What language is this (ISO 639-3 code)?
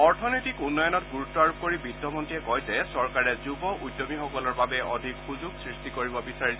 asm